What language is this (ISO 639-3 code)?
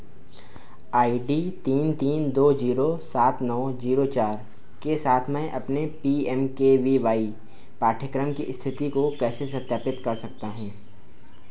hin